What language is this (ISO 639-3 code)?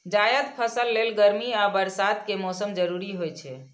mai